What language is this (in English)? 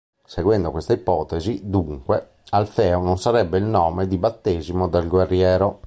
Italian